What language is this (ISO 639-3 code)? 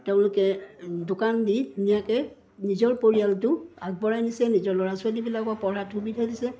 asm